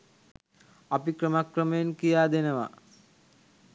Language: Sinhala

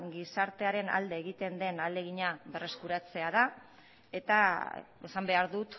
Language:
Basque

